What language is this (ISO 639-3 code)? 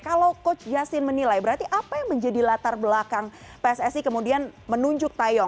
ind